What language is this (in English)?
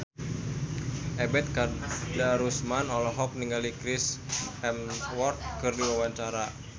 Sundanese